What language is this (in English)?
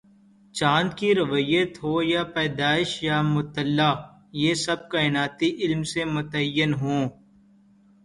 Urdu